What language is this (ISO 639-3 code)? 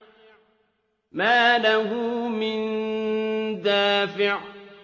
ara